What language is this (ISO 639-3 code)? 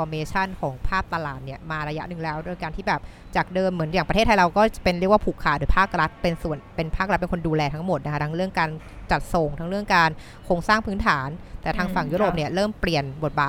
tha